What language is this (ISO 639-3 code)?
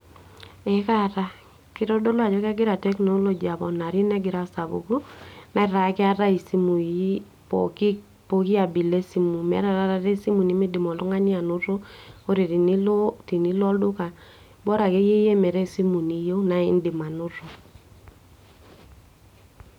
mas